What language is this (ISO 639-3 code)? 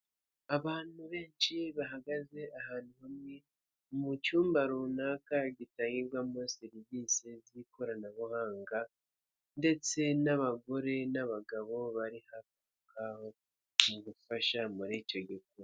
kin